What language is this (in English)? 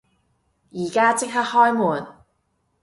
Cantonese